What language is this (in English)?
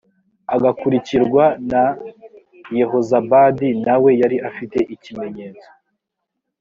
Kinyarwanda